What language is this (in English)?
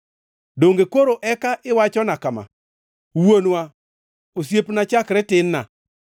Luo (Kenya and Tanzania)